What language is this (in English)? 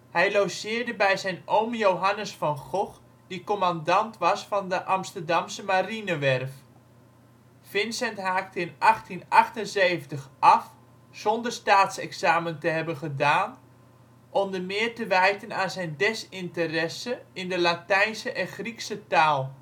Dutch